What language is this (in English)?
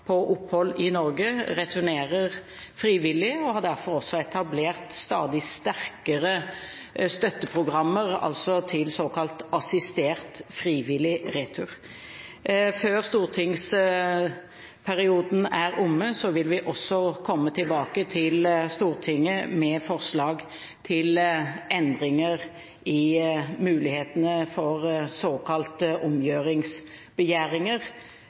Norwegian Bokmål